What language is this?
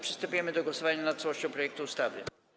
Polish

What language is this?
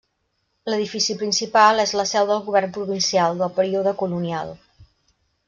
Catalan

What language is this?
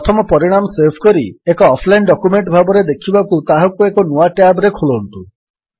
Odia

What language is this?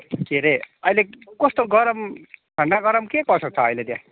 Nepali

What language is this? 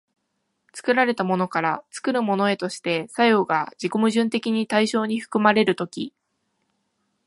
Japanese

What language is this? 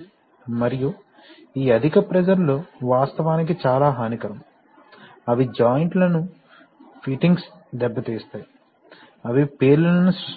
Telugu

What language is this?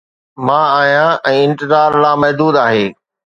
Sindhi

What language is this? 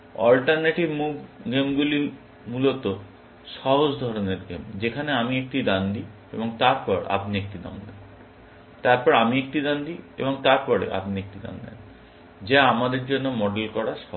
Bangla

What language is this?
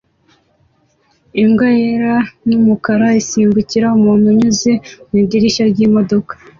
Kinyarwanda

